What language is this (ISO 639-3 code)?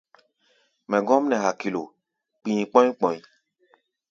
gba